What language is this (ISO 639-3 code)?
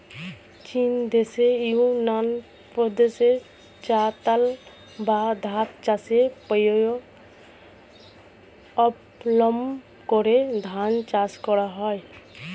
ben